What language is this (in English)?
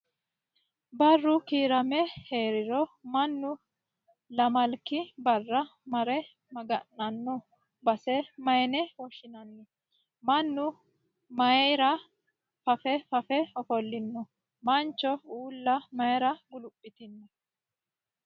Sidamo